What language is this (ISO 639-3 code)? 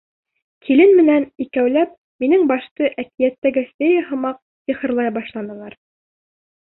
bak